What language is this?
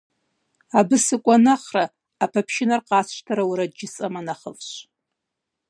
Kabardian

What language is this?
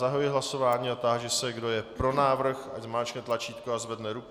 Czech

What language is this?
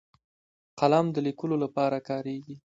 Pashto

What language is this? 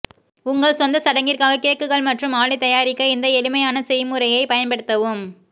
Tamil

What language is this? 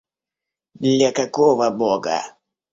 Russian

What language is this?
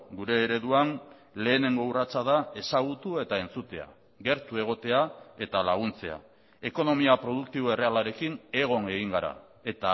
Basque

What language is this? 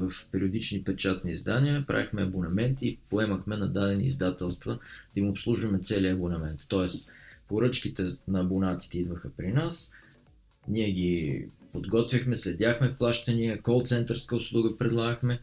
Bulgarian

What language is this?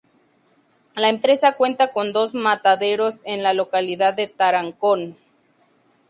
Spanish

